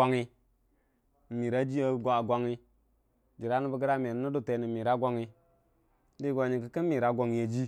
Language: Dijim-Bwilim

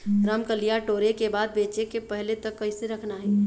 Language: Chhattisgarhi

